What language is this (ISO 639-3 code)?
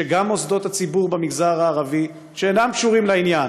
heb